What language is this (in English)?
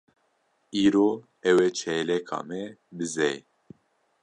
Kurdish